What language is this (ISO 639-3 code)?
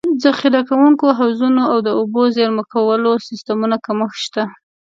pus